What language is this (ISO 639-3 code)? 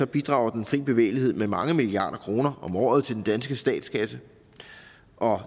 dan